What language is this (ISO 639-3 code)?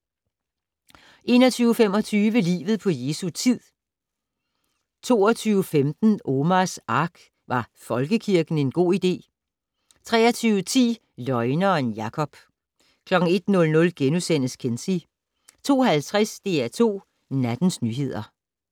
dan